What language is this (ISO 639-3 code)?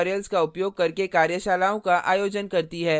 hin